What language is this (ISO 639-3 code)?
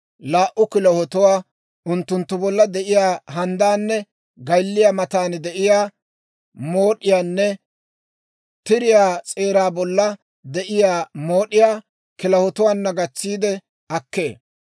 dwr